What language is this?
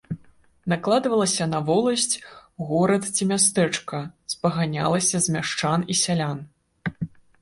Belarusian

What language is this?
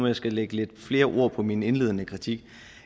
Danish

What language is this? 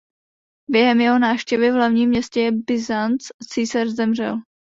Czech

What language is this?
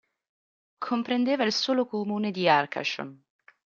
Italian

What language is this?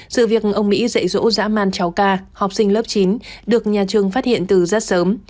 Vietnamese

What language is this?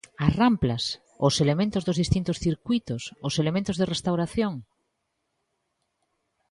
Galician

